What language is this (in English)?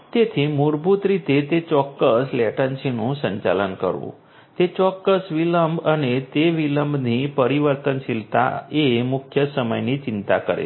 Gujarati